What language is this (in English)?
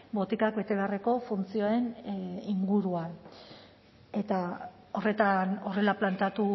Basque